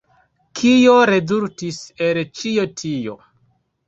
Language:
Esperanto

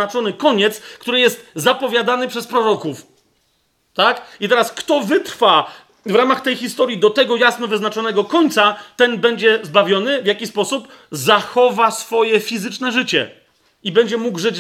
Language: Polish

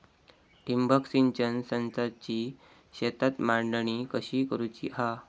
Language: Marathi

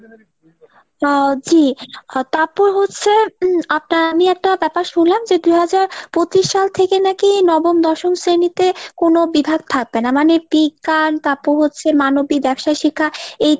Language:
Bangla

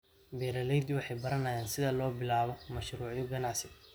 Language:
Somali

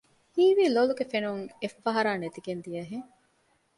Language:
Divehi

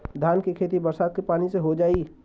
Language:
Bhojpuri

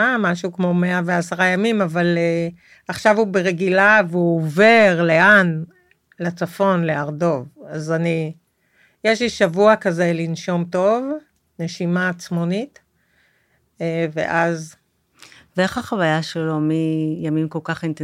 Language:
Hebrew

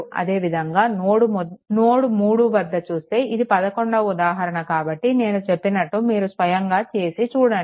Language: Telugu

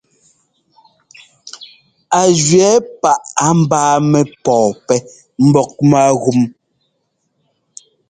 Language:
Ngomba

